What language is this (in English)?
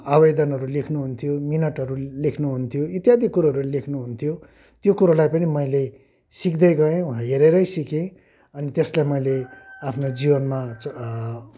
Nepali